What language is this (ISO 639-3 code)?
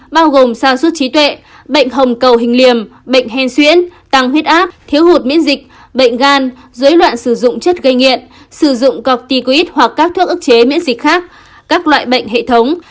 vie